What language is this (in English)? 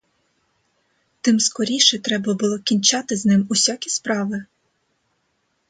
Ukrainian